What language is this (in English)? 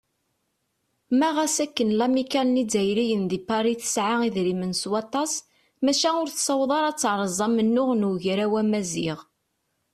Kabyle